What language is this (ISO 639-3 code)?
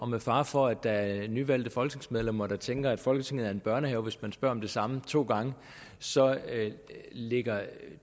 dan